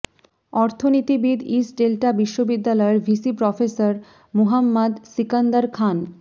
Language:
Bangla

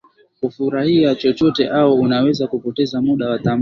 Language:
Swahili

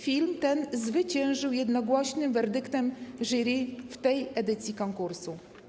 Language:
Polish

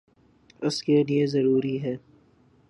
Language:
Urdu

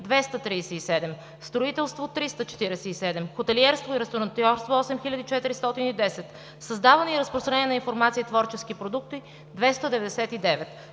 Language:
Bulgarian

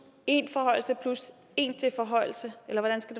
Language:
Danish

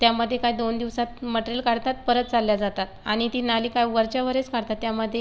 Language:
Marathi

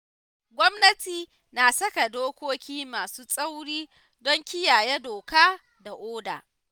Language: Hausa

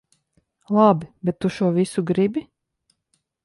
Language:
Latvian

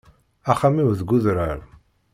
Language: Kabyle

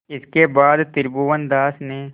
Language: Hindi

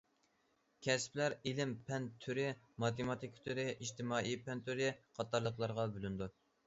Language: Uyghur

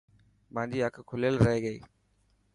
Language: Dhatki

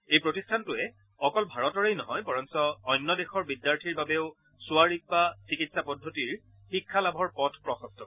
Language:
Assamese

